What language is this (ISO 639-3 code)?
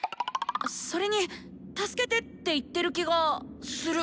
jpn